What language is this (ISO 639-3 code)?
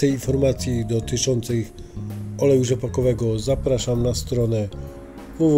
pol